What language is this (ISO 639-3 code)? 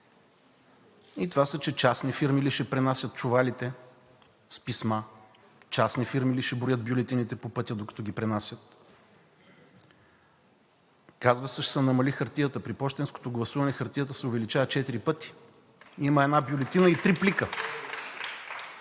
bul